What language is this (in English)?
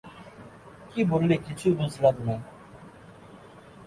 Bangla